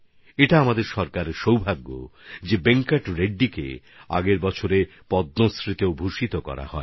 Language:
Bangla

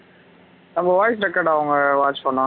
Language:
Tamil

